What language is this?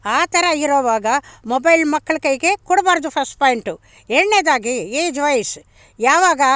Kannada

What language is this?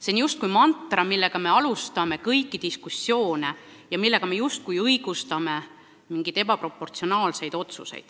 Estonian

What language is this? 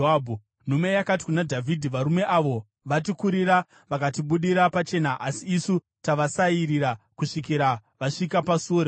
Shona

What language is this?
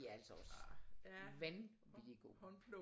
Danish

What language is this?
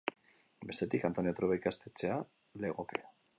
Basque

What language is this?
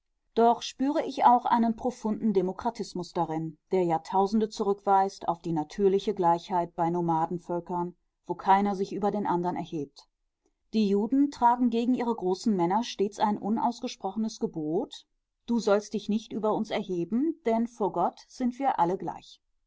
German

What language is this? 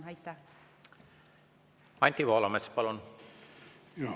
Estonian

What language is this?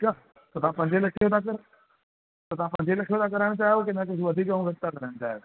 Sindhi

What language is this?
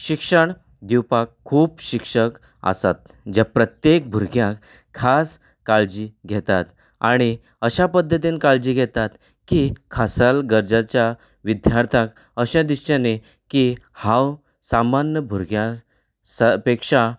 Konkani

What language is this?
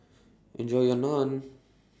English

